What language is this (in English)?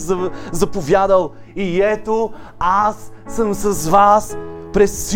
Bulgarian